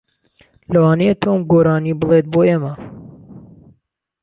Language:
Central Kurdish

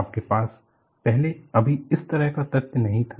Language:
Hindi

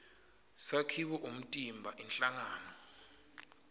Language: Swati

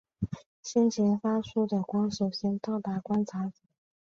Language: Chinese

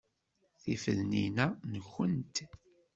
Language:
Kabyle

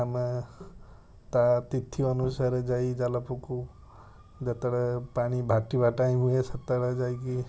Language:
Odia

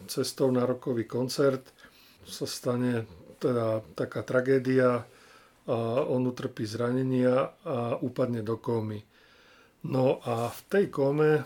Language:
Slovak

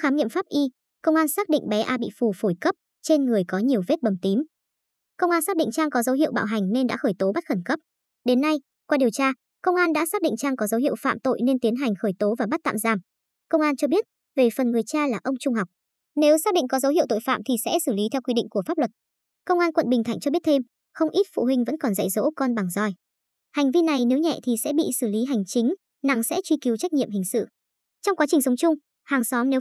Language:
Vietnamese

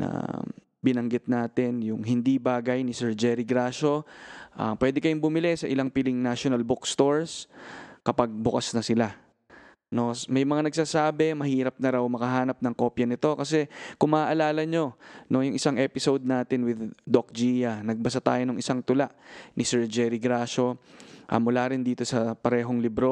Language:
Filipino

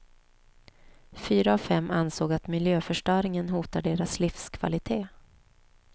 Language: Swedish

